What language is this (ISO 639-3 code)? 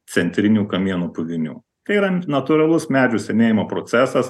lit